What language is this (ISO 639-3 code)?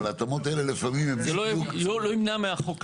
heb